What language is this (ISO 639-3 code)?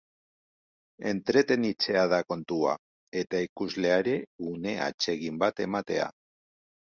eus